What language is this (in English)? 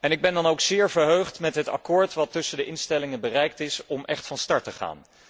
Dutch